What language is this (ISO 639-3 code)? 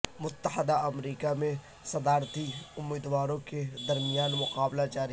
urd